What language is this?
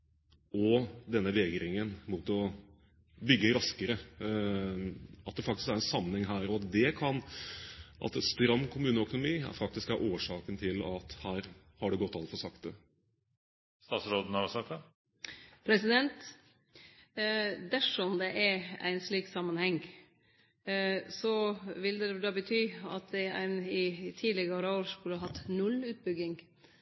Norwegian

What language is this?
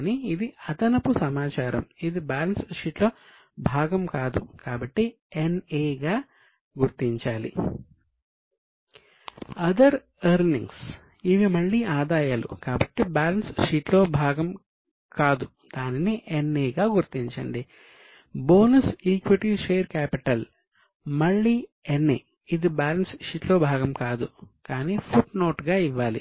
Telugu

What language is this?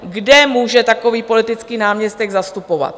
Czech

